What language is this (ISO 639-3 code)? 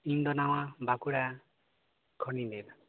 sat